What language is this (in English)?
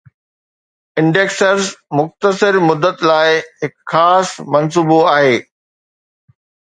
Sindhi